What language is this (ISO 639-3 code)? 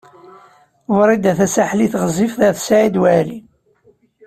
kab